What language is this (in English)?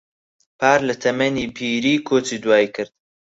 Central Kurdish